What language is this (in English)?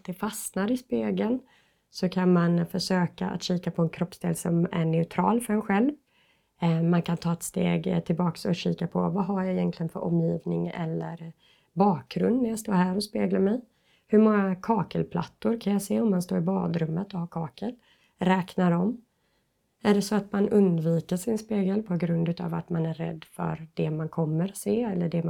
Swedish